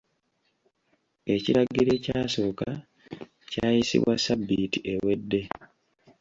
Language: Ganda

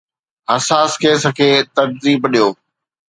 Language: Sindhi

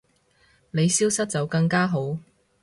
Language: Cantonese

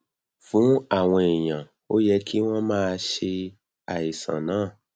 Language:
Yoruba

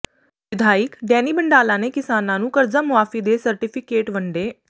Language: Punjabi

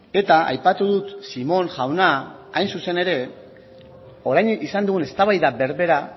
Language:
Basque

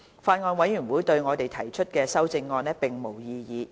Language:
Cantonese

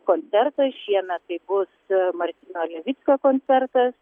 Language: Lithuanian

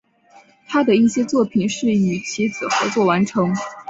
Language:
Chinese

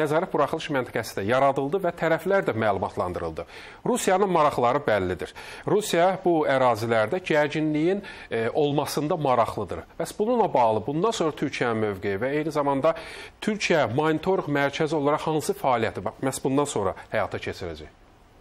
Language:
Turkish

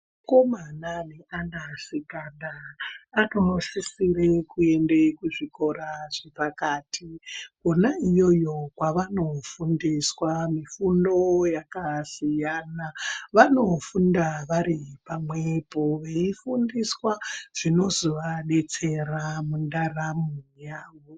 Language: Ndau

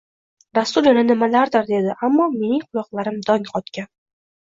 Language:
Uzbek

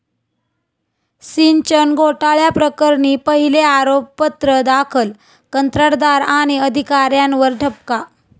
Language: Marathi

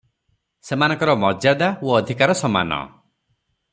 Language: Odia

